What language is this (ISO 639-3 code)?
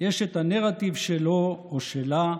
heb